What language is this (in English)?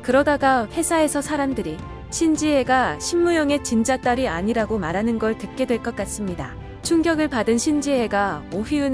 Korean